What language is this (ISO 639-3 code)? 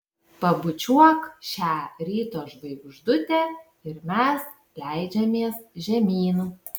lit